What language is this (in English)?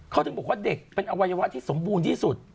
Thai